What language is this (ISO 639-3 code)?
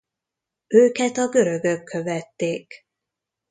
hun